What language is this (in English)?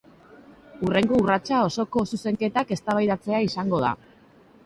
Basque